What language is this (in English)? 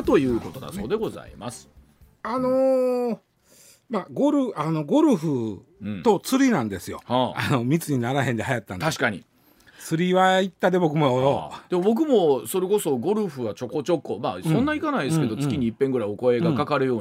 Japanese